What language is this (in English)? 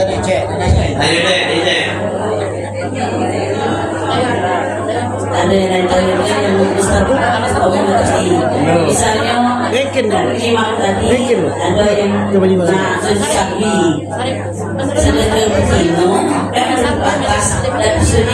Indonesian